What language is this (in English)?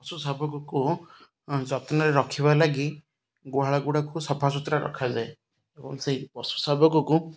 Odia